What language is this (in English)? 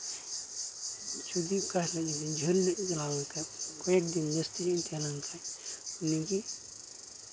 Santali